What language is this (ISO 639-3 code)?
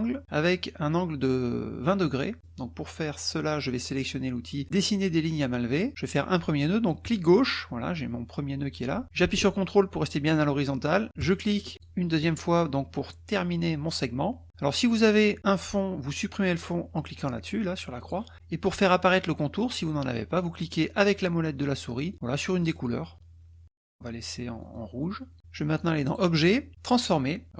fra